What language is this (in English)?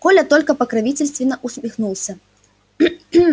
Russian